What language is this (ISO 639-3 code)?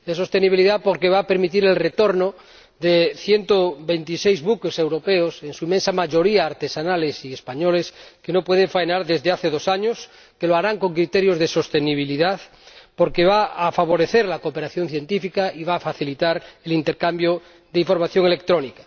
spa